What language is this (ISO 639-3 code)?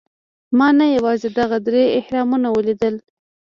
pus